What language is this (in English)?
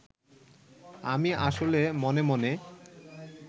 Bangla